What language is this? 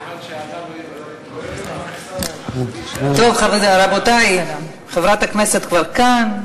Hebrew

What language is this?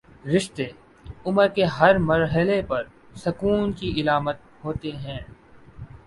Urdu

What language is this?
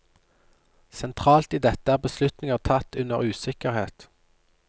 Norwegian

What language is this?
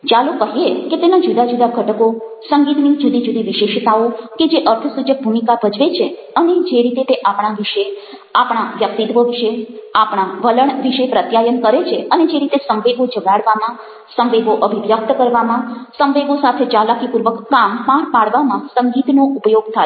Gujarati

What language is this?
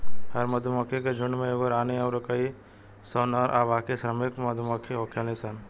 Bhojpuri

